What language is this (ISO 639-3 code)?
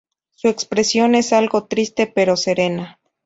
spa